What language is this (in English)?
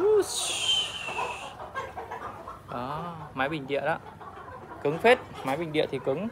Vietnamese